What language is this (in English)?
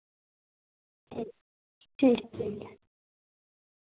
Dogri